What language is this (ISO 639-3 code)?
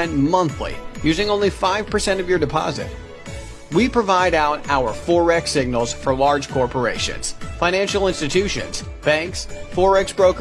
eng